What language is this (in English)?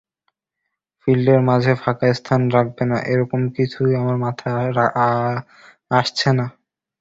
Bangla